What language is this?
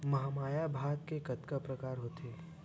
Chhattisgarhi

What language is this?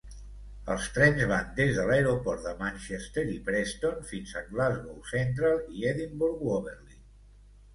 Catalan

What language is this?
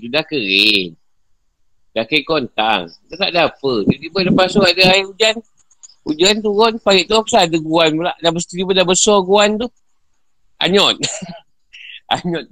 Malay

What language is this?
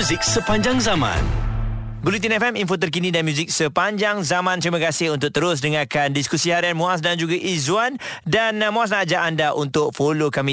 Malay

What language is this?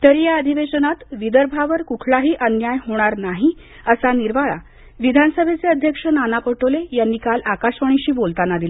Marathi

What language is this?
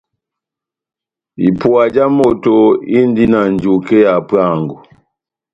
Batanga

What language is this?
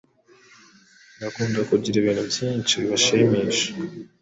Kinyarwanda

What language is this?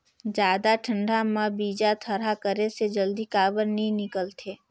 Chhattisgarhi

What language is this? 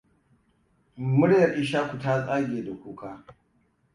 Hausa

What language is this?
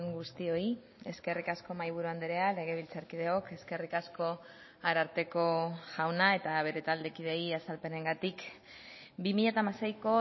Basque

